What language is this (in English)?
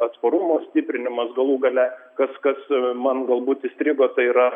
Lithuanian